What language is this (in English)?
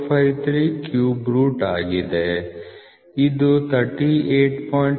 Kannada